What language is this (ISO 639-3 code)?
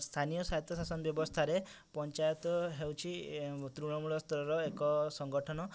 ori